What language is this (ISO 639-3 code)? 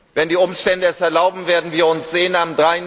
deu